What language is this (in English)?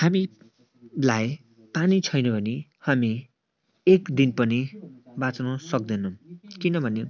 Nepali